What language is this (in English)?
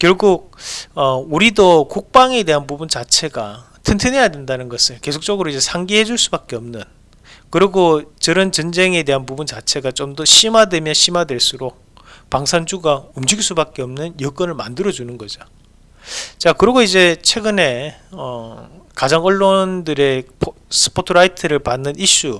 Korean